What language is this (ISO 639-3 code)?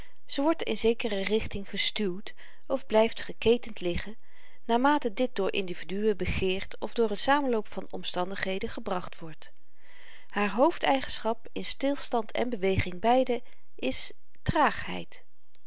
nld